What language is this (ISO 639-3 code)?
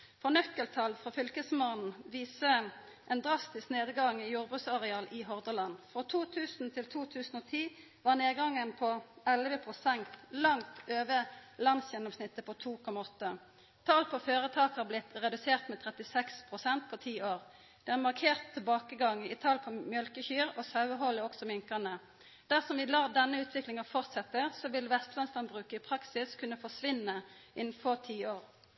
nno